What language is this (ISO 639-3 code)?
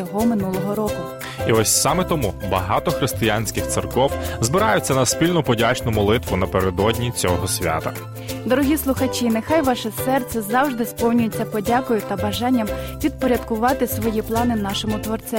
ukr